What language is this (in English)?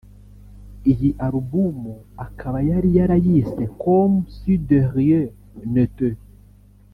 Kinyarwanda